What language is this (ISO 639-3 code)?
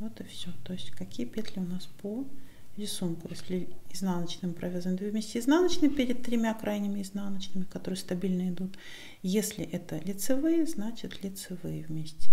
rus